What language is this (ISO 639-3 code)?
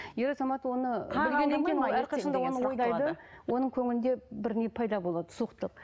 kaz